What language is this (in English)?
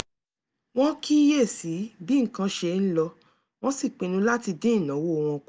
Yoruba